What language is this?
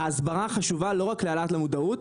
Hebrew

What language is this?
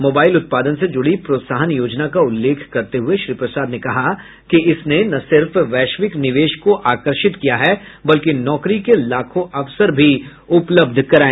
Hindi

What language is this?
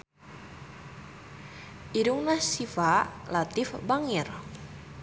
Sundanese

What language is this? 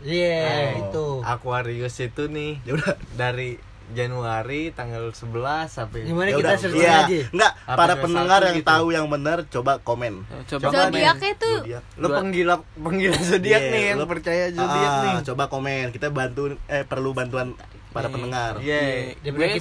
Indonesian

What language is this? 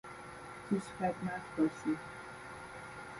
Persian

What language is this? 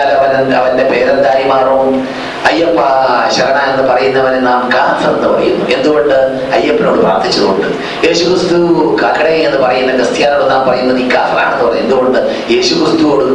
Malayalam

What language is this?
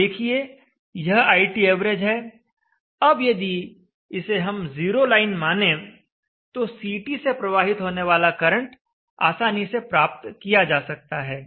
Hindi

